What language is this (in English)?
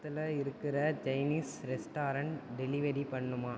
Tamil